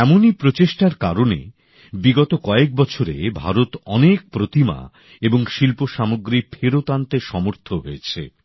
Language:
Bangla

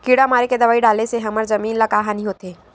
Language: Chhattisgarhi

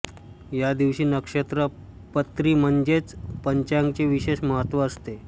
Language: Marathi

